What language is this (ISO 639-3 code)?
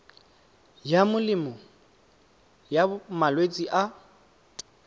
tsn